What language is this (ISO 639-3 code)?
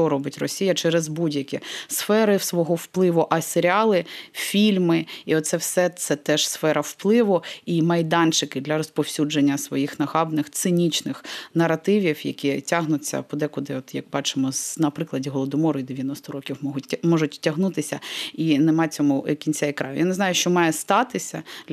ukr